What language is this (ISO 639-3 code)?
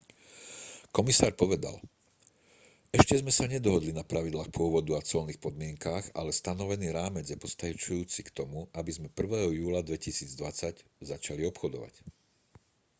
slk